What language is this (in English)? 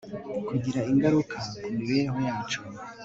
Kinyarwanda